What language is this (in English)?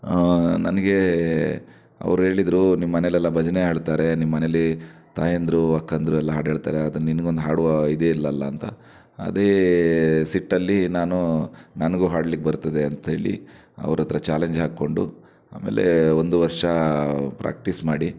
Kannada